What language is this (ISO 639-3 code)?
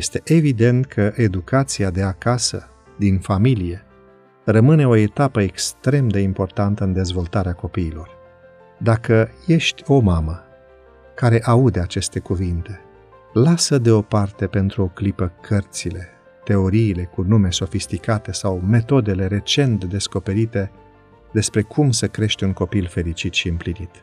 ron